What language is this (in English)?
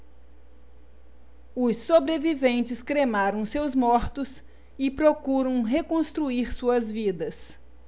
Portuguese